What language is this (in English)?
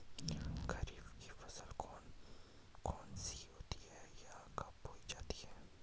Hindi